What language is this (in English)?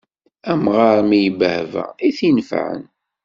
Kabyle